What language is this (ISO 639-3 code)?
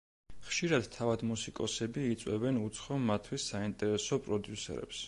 kat